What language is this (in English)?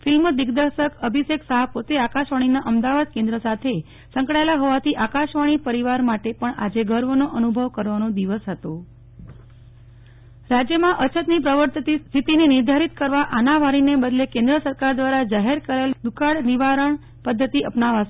Gujarati